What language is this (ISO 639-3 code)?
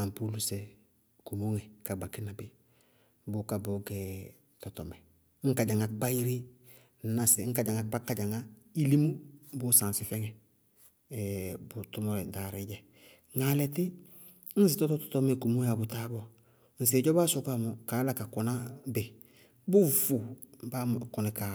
bqg